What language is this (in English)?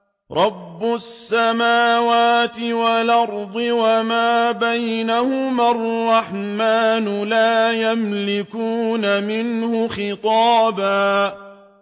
Arabic